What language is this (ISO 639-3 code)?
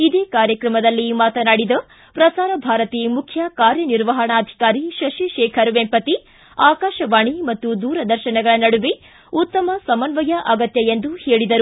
kan